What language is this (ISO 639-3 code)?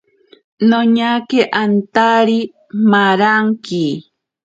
prq